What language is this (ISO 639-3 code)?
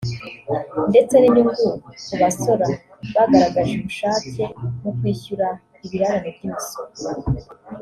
kin